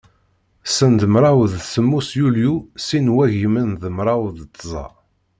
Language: Kabyle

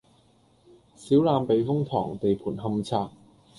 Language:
Cantonese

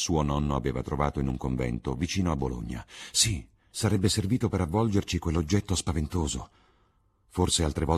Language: Italian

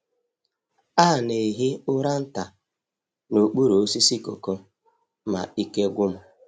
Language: Igbo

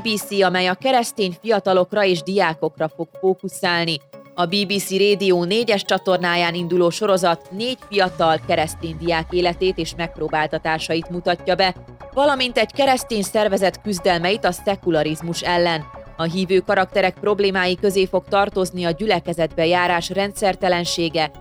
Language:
Hungarian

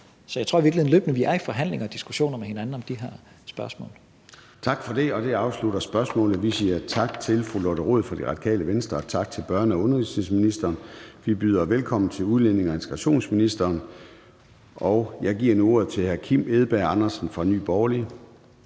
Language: Danish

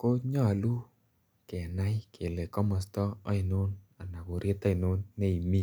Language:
Kalenjin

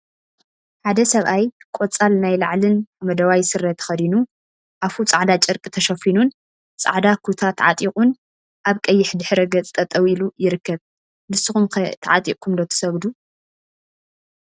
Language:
Tigrinya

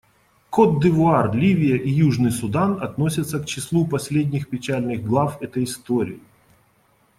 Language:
Russian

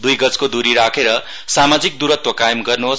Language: Nepali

